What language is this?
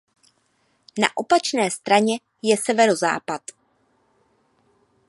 Czech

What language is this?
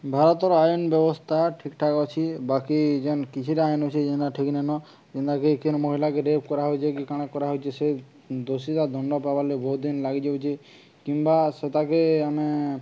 Odia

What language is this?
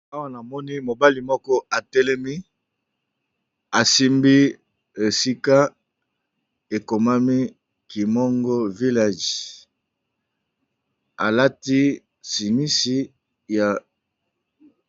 Lingala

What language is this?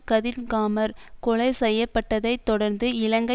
Tamil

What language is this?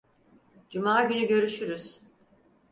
Turkish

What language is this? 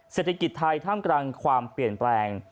Thai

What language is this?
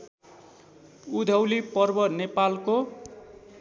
Nepali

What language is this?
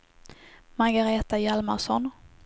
Swedish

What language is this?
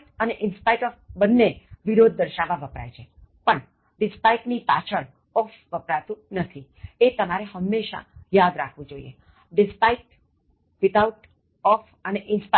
Gujarati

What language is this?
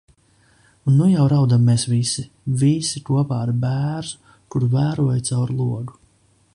Latvian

